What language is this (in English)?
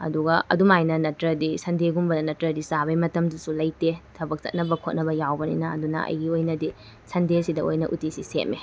Manipuri